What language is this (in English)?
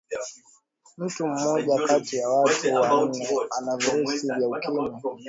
Swahili